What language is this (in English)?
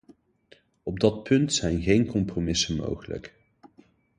Dutch